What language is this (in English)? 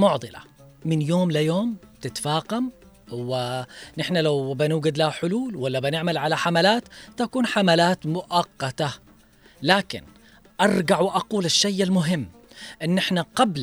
Arabic